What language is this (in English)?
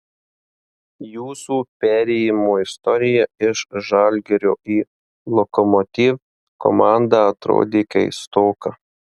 Lithuanian